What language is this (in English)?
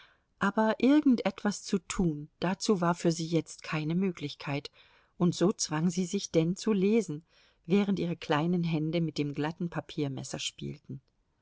German